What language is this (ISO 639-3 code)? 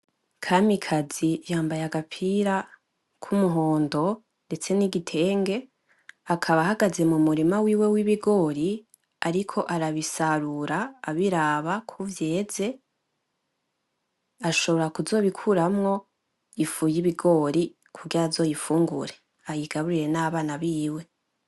run